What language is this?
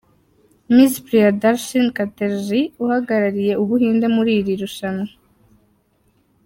Kinyarwanda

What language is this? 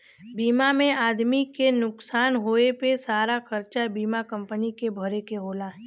Bhojpuri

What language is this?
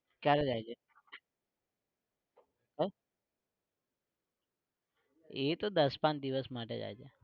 Gujarati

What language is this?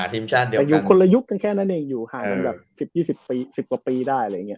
Thai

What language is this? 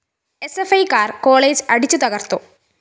Malayalam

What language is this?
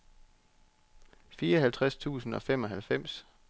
Danish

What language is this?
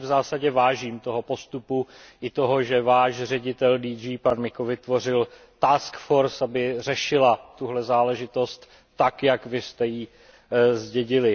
Czech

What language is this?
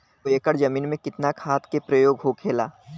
Bhojpuri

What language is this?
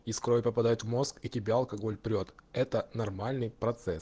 Russian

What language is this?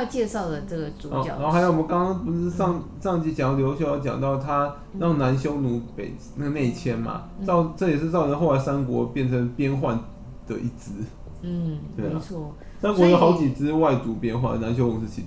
Chinese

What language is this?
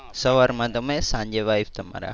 Gujarati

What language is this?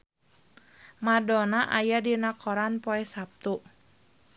Sundanese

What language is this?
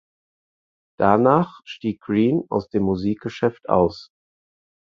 German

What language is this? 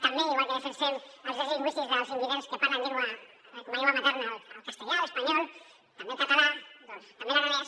Catalan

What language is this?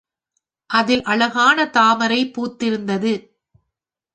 Tamil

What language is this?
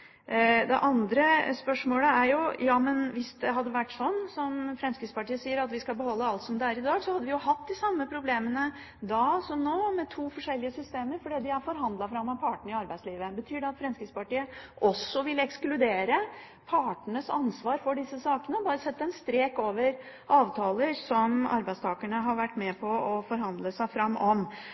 Norwegian Bokmål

